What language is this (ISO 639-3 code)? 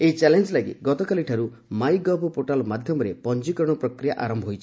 ori